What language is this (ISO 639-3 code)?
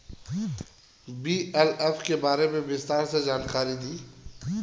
bho